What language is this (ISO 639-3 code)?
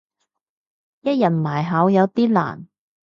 yue